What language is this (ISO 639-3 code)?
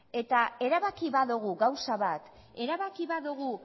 eus